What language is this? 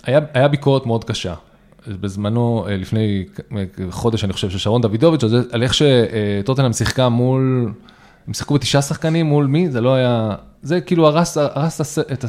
Hebrew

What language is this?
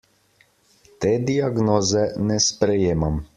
Slovenian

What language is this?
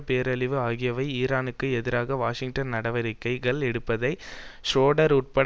Tamil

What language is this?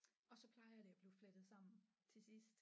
Danish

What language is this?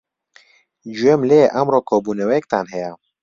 Central Kurdish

